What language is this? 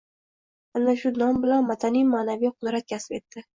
Uzbek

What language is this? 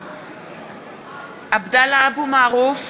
Hebrew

